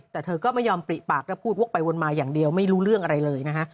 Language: Thai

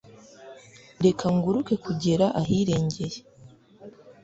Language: Kinyarwanda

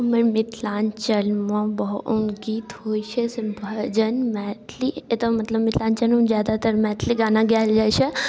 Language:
Maithili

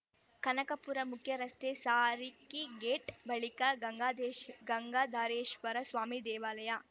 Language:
Kannada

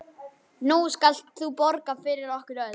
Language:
Icelandic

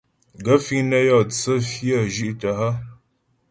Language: Ghomala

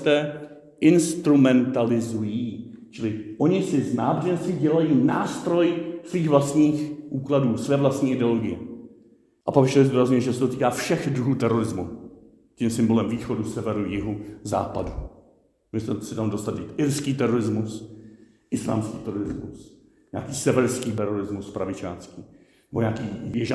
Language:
Czech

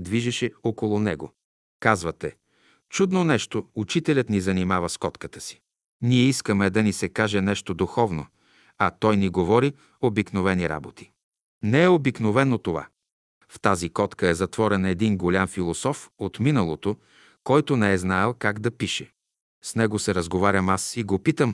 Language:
Bulgarian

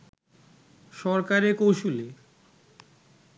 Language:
Bangla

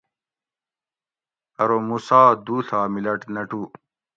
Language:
Gawri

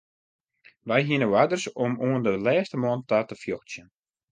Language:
Western Frisian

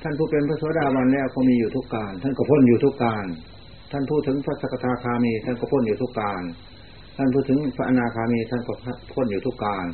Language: Thai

